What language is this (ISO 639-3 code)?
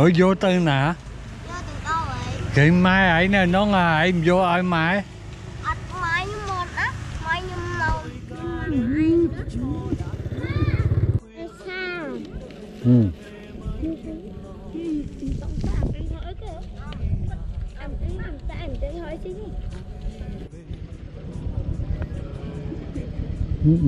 vie